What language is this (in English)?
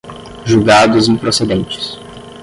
Portuguese